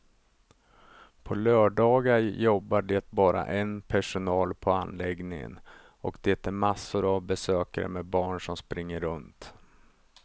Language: Swedish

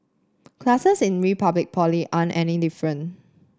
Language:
English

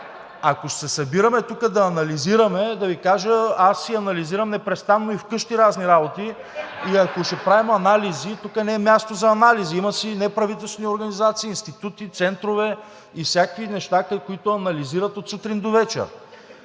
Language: Bulgarian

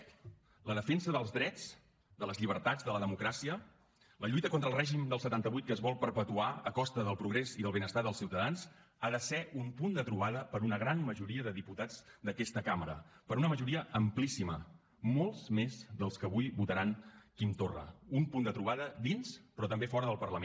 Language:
Catalan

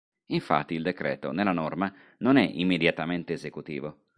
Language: Italian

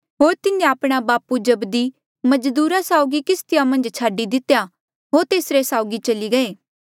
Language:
Mandeali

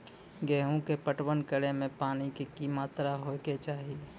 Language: Maithili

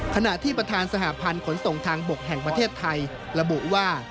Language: Thai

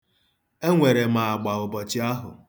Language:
Igbo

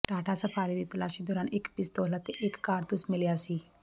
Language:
Punjabi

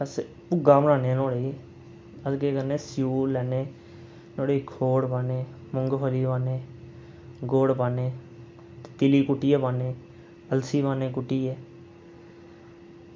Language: Dogri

